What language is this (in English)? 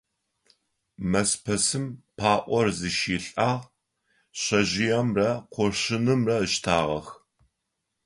Adyghe